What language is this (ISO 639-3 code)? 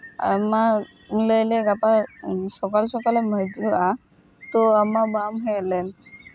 sat